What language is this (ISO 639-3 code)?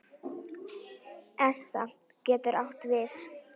isl